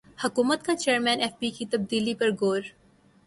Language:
Urdu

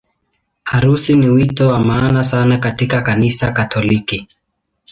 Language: Swahili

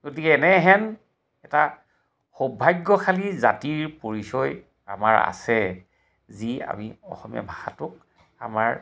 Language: Assamese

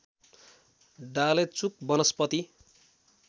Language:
Nepali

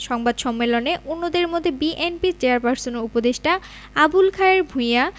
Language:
Bangla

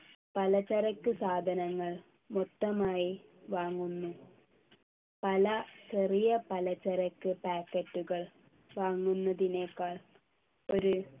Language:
Malayalam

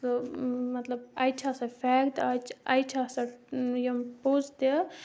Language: Kashmiri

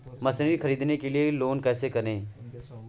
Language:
Hindi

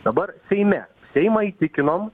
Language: Lithuanian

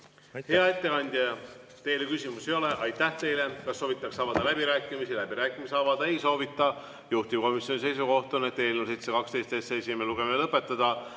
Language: Estonian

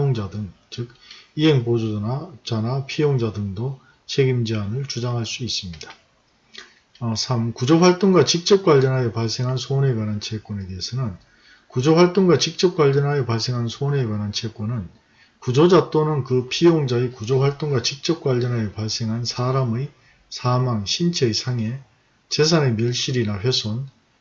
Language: Korean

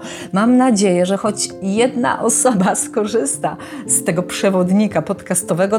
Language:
Polish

